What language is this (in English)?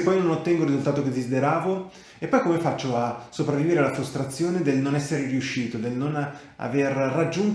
Italian